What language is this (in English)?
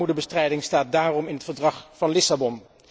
Dutch